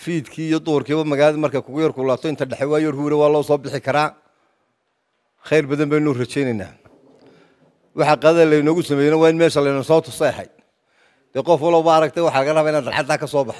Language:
Arabic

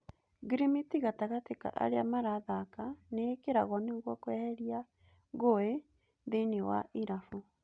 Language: Kikuyu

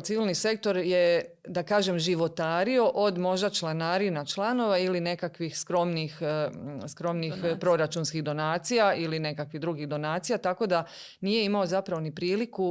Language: Croatian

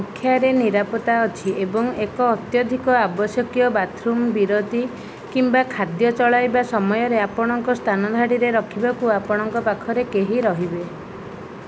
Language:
Odia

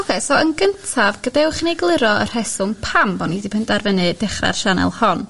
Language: Welsh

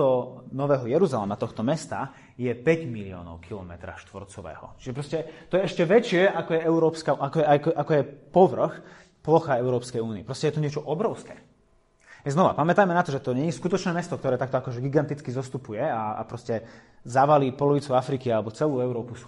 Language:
Slovak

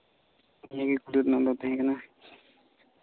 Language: Santali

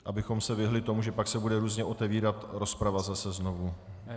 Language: Czech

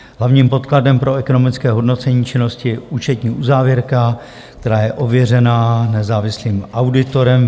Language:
Czech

